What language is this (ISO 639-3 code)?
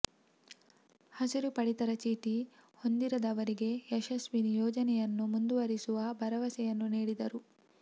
kan